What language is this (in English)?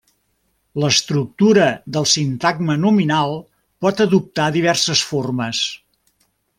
Catalan